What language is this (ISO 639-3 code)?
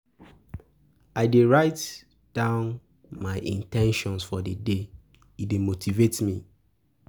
pcm